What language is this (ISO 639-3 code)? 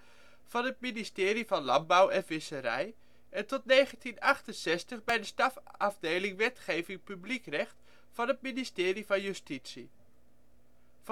nld